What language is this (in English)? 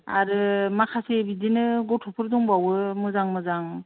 Bodo